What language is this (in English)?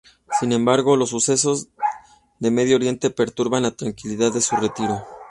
Spanish